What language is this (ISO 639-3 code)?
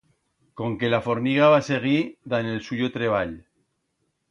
arg